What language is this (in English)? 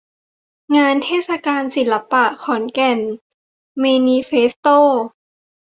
Thai